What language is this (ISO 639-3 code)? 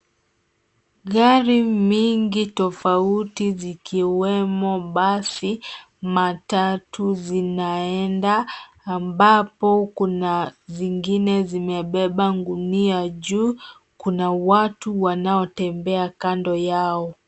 swa